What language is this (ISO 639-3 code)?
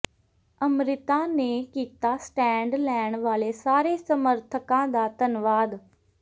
pan